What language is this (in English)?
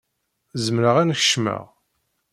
Kabyle